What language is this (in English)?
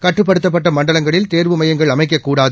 Tamil